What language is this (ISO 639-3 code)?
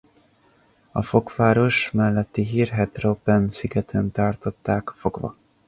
hun